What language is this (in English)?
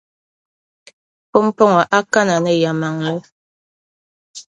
Dagbani